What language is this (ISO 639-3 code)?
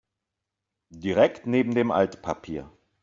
deu